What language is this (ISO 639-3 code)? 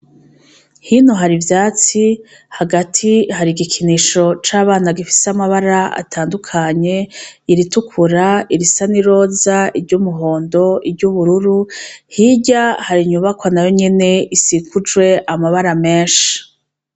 run